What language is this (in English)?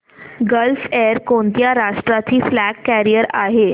Marathi